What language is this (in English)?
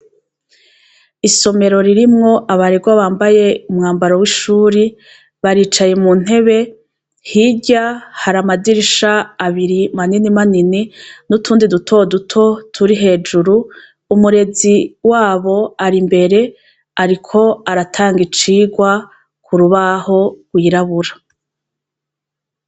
Rundi